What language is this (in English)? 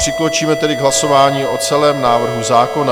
Czech